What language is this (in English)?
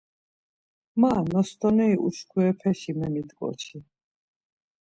Laz